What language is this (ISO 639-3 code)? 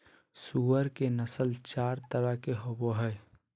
mag